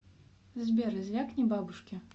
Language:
Russian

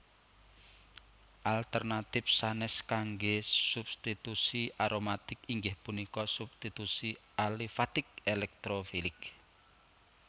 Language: Javanese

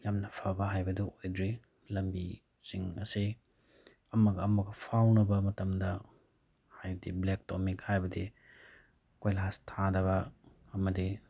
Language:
Manipuri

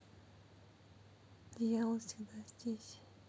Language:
Russian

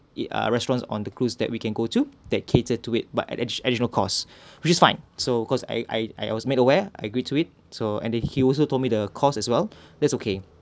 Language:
English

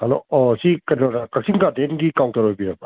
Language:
Manipuri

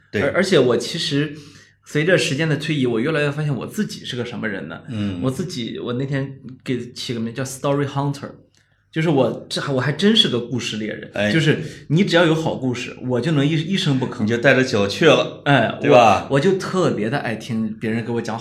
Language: Chinese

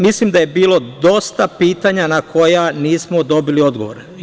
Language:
Serbian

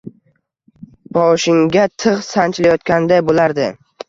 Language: Uzbek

